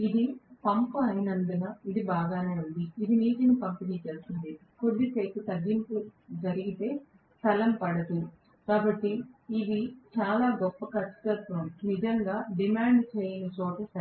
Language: Telugu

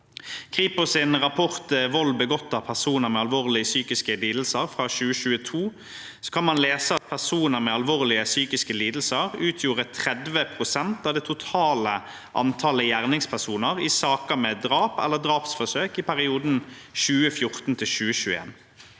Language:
Norwegian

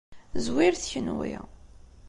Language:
Kabyle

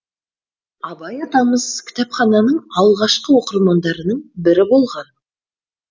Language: Kazakh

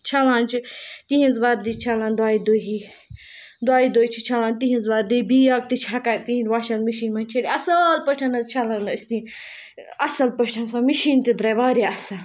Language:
Kashmiri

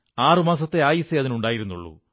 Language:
Malayalam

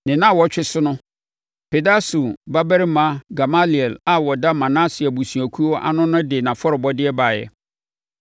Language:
Akan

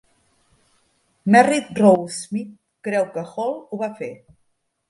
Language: Catalan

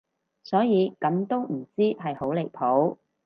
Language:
Cantonese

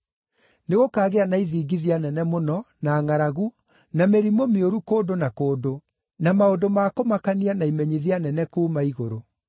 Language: Kikuyu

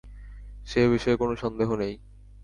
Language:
Bangla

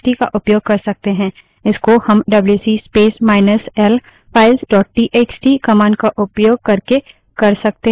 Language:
Hindi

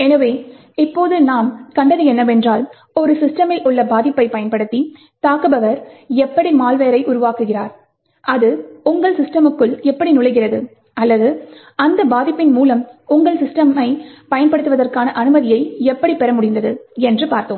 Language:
Tamil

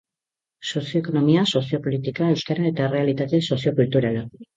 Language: Basque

